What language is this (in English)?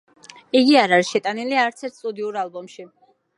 Georgian